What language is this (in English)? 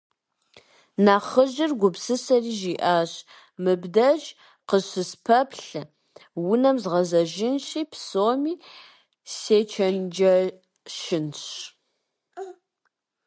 Kabardian